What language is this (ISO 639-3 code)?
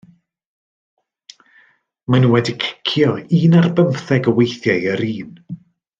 cym